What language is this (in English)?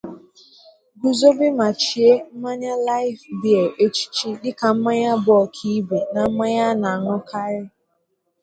Igbo